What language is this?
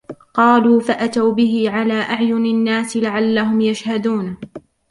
Arabic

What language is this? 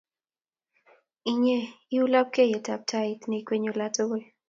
Kalenjin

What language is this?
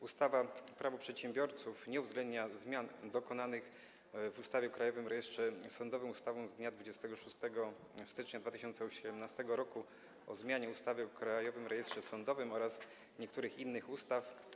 Polish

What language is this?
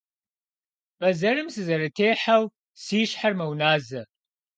Kabardian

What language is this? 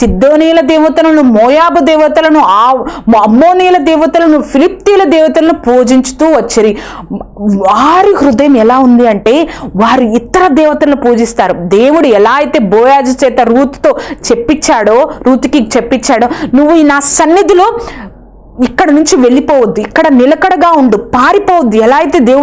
Dutch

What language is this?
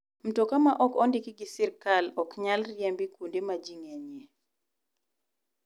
Luo (Kenya and Tanzania)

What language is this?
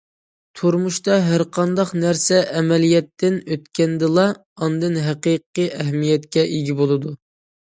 Uyghur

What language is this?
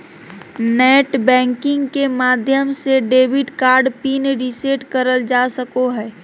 Magahi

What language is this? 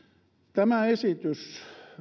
Finnish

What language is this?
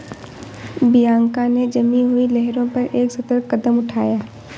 Hindi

